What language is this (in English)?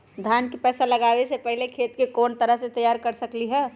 Magahi